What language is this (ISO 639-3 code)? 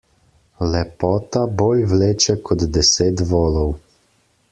slv